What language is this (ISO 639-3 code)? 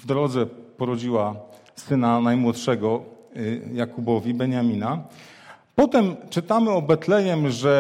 pol